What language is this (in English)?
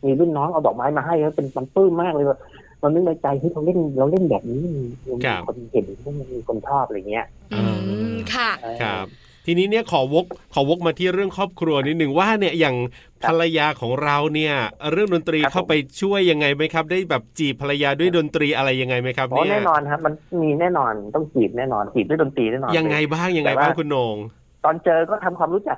Thai